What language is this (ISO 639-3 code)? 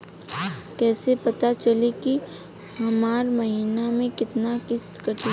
bho